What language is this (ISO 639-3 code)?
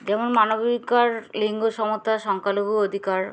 ben